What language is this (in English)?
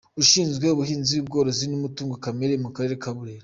Kinyarwanda